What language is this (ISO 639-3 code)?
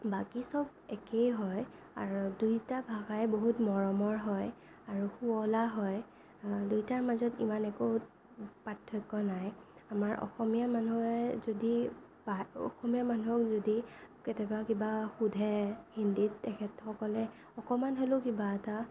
asm